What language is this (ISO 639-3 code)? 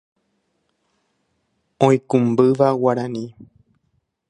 grn